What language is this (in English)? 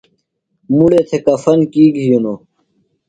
Phalura